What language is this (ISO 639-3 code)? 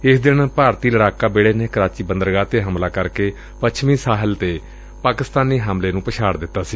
pan